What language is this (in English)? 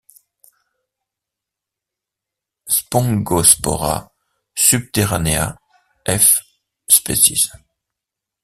French